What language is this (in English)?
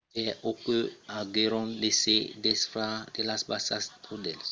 Occitan